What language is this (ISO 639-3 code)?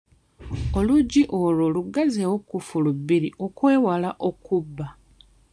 lug